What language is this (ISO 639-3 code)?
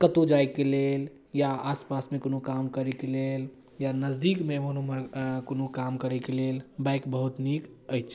mai